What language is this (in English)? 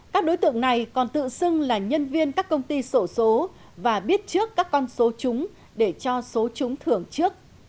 Vietnamese